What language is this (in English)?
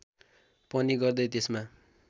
Nepali